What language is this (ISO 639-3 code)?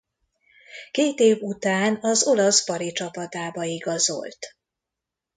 hun